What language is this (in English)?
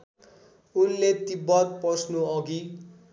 Nepali